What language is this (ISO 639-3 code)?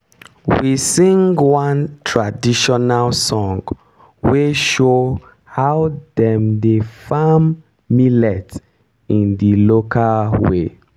pcm